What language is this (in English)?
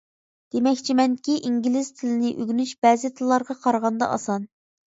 Uyghur